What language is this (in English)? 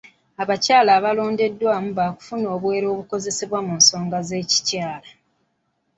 Ganda